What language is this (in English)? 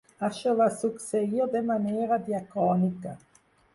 Catalan